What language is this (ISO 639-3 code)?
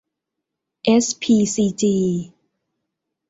tha